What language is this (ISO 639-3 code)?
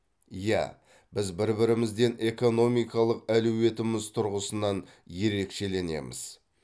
kaz